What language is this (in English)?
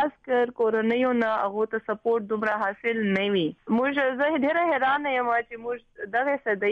Urdu